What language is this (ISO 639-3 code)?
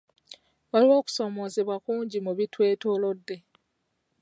lug